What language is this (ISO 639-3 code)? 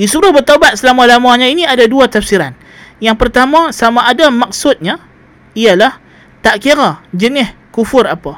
msa